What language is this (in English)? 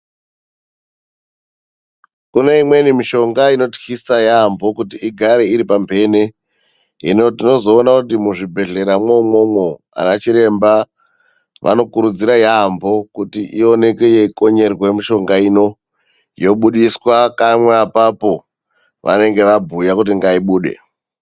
Ndau